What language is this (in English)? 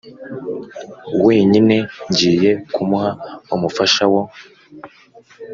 Kinyarwanda